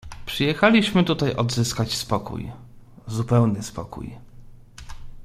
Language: Polish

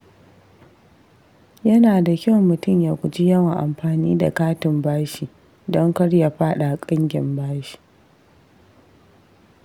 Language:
Hausa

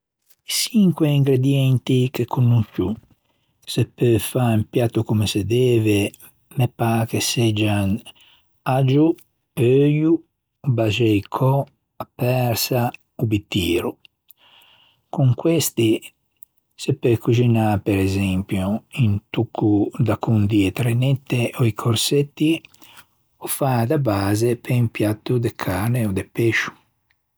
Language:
Ligurian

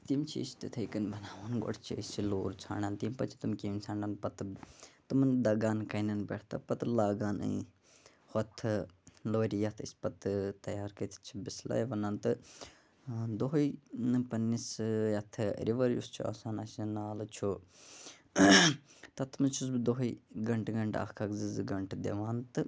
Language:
Kashmiri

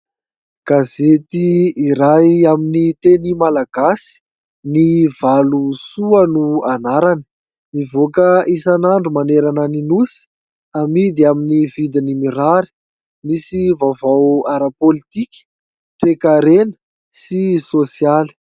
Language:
Malagasy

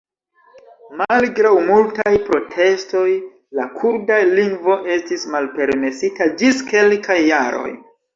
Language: Esperanto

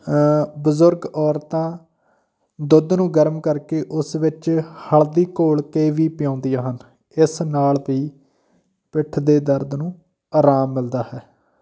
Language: Punjabi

